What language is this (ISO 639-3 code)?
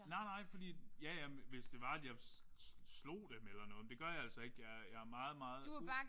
dan